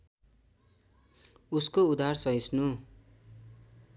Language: Nepali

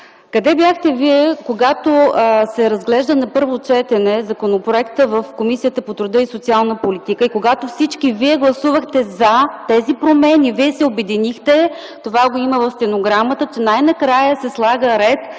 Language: Bulgarian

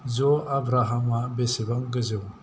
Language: Bodo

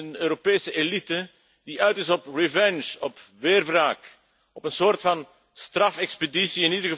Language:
Dutch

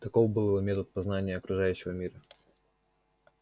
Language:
Russian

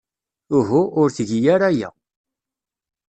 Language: Kabyle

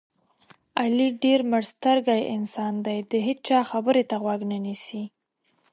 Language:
Pashto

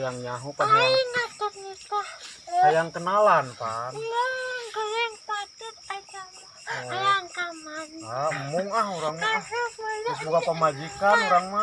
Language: Indonesian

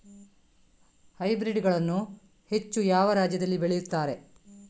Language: Kannada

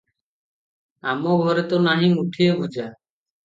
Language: Odia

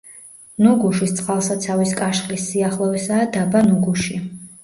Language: Georgian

